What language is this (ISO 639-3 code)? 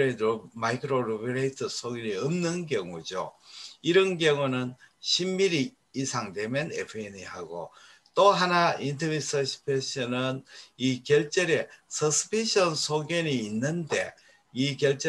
kor